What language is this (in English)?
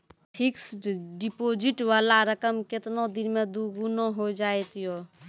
Maithili